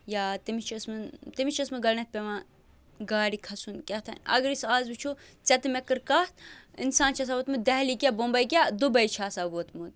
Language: Kashmiri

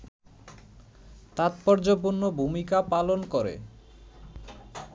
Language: Bangla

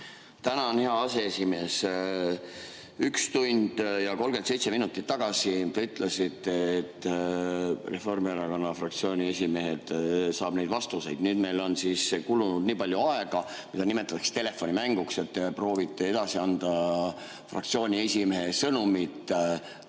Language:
Estonian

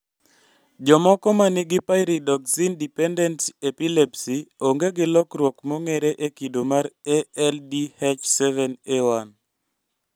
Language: Luo (Kenya and Tanzania)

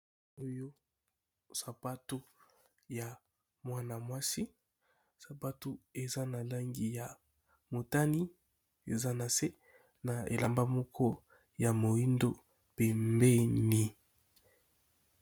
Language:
Lingala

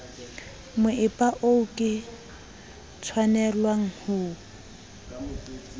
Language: Southern Sotho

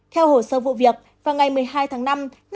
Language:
Vietnamese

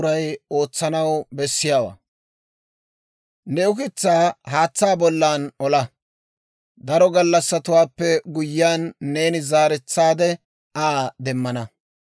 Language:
Dawro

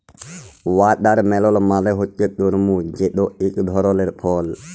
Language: Bangla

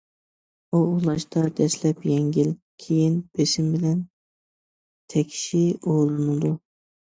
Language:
Uyghur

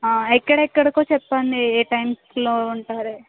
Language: Telugu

